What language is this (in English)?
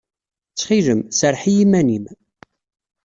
Kabyle